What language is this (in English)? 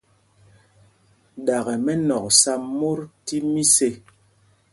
Mpumpong